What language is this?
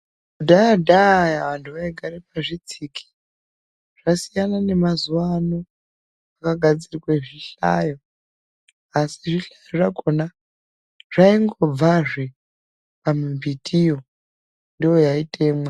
Ndau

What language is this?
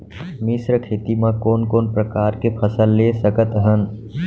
Chhattisgarhi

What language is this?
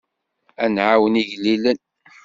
Kabyle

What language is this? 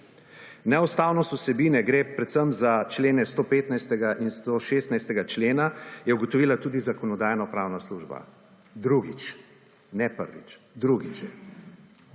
Slovenian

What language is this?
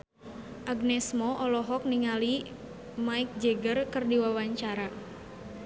Sundanese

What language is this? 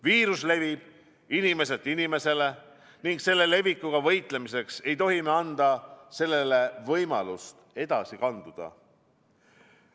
Estonian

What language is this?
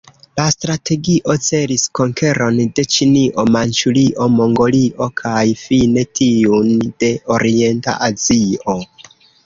Esperanto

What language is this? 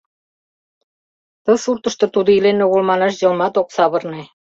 Mari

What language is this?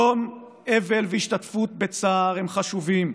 Hebrew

